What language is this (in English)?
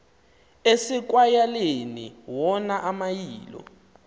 Xhosa